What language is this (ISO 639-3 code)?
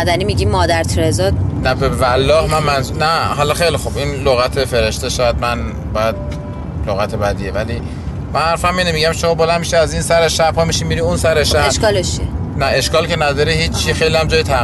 fas